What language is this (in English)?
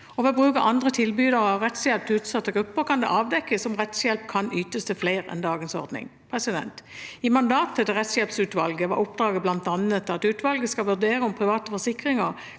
Norwegian